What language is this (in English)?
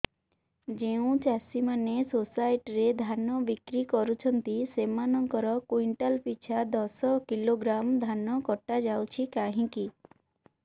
Odia